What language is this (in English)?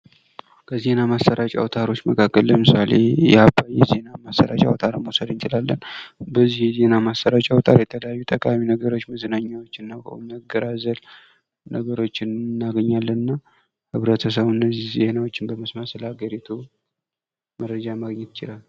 Amharic